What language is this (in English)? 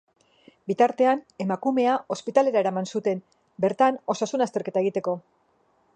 Basque